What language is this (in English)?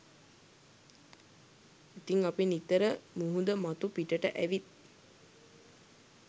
Sinhala